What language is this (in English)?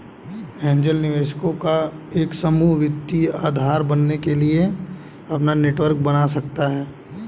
Hindi